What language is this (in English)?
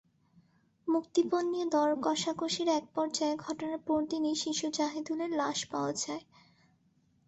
Bangla